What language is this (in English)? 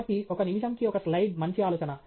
Telugu